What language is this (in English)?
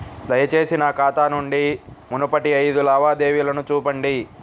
Telugu